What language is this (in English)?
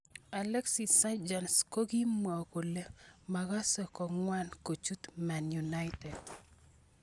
Kalenjin